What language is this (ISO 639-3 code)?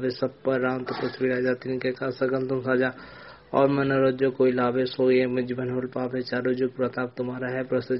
hin